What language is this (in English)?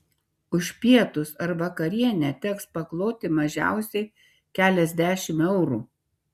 Lithuanian